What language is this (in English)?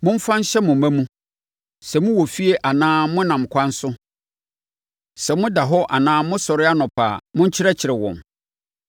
Akan